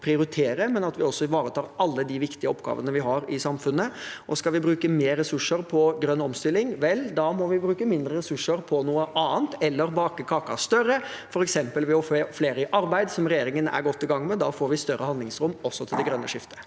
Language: Norwegian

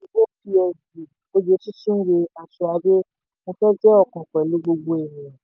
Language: Yoruba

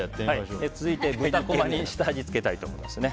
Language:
Japanese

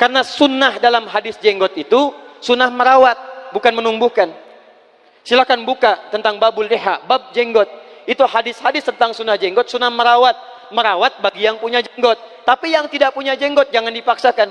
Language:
Indonesian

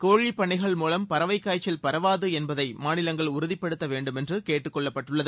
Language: Tamil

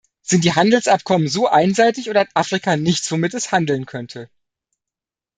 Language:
German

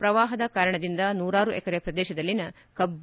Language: Kannada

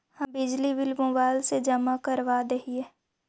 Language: Magahi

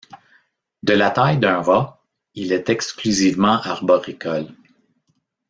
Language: French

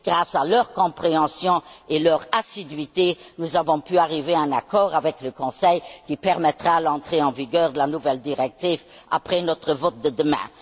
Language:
French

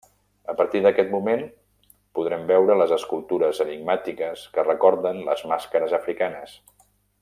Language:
Catalan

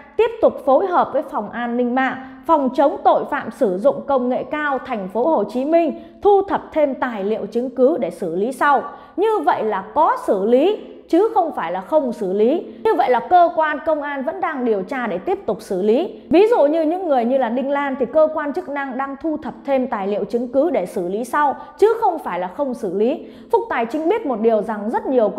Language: Vietnamese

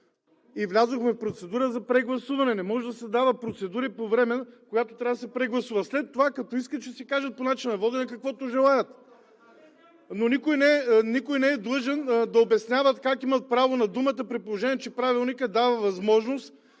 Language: Bulgarian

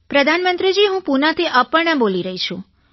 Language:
Gujarati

